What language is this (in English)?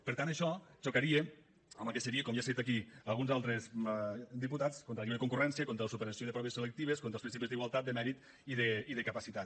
Catalan